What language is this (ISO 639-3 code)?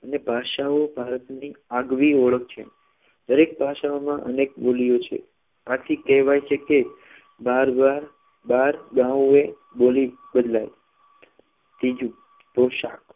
guj